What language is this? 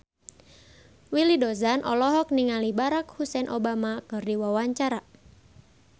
Sundanese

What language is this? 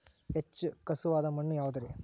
Kannada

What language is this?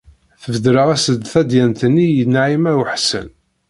Kabyle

